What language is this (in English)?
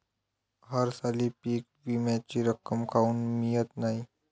Marathi